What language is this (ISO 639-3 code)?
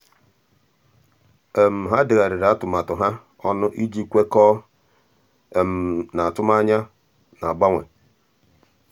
ibo